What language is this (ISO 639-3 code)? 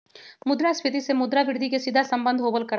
mag